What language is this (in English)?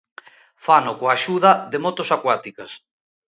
Galician